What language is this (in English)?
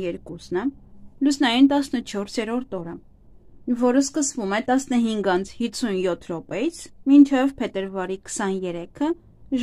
Romanian